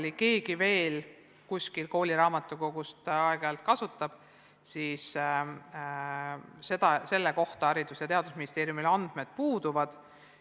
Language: Estonian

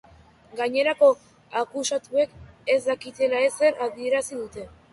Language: Basque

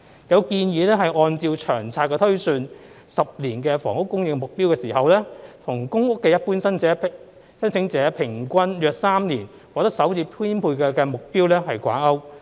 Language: Cantonese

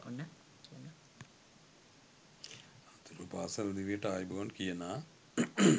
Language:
Sinhala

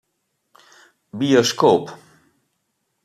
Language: Western Frisian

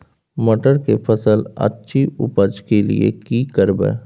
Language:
Maithili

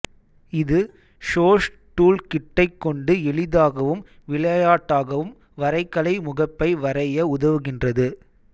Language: Tamil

